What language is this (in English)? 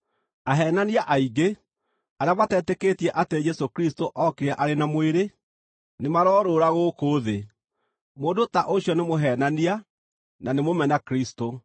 Kikuyu